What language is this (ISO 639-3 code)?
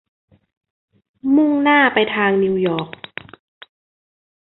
tha